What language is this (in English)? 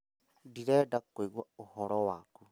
Kikuyu